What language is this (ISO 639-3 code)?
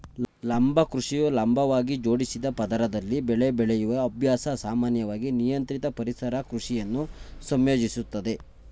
kan